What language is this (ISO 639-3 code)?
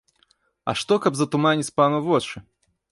bel